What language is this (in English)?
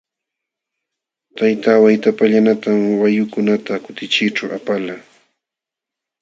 Jauja Wanca Quechua